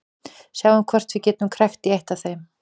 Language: Icelandic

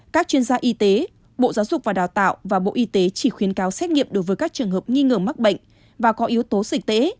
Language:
Vietnamese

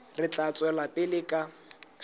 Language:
Southern Sotho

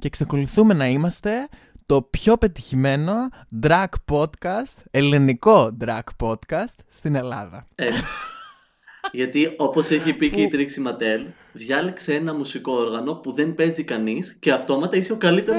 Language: Greek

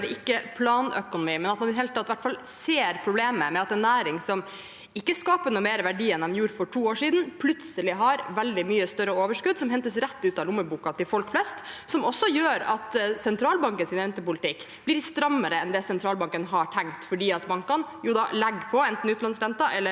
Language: Norwegian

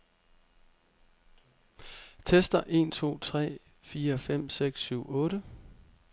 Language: Danish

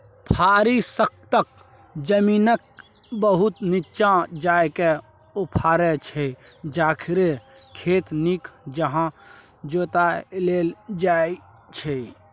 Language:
Maithili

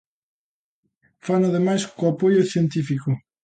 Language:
Galician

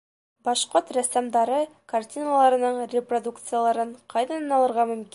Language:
Bashkir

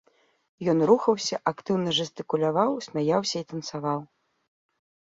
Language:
Belarusian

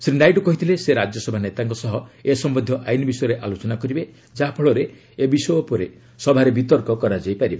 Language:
Odia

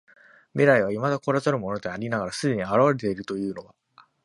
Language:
Japanese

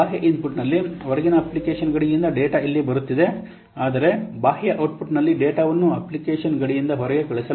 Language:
Kannada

